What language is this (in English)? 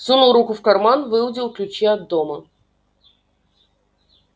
Russian